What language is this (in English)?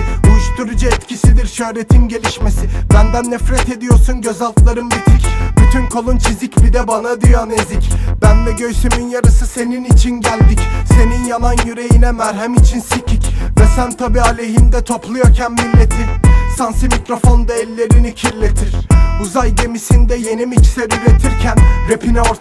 Turkish